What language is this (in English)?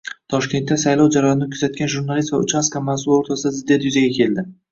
Uzbek